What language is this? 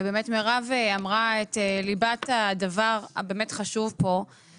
Hebrew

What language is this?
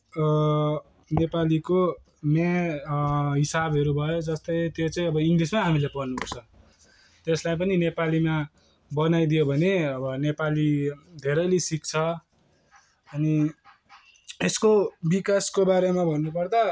Nepali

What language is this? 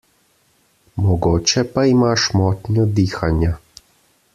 Slovenian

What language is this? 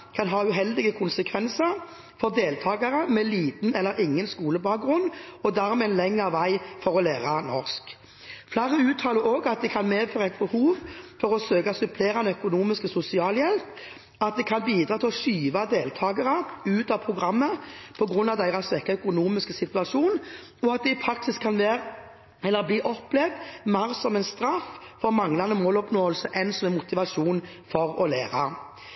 Norwegian Bokmål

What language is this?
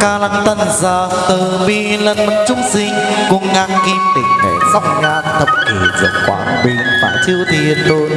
Vietnamese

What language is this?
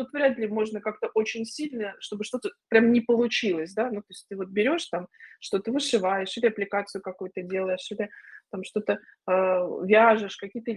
Russian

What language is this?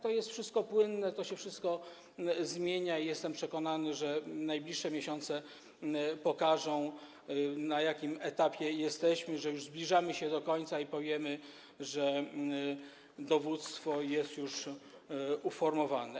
Polish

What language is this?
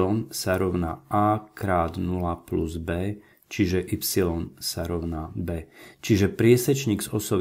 Slovak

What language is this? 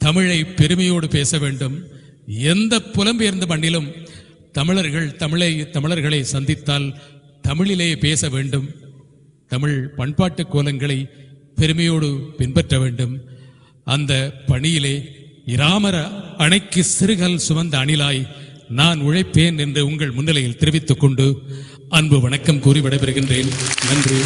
Tamil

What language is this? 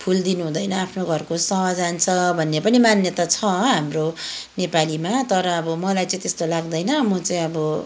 Nepali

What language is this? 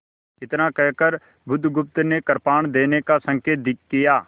Hindi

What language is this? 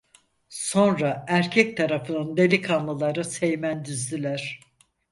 Turkish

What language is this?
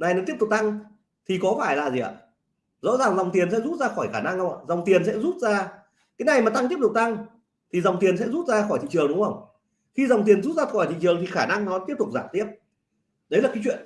Vietnamese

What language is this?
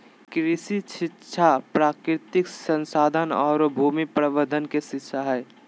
Magahi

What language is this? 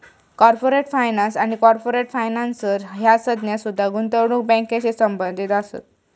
Marathi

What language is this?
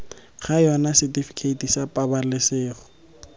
Tswana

